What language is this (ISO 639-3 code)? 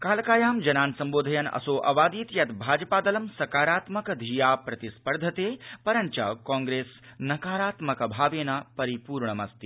san